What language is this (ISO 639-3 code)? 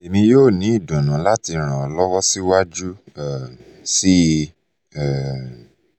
yor